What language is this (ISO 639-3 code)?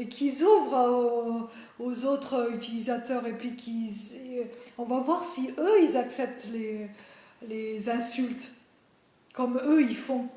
fra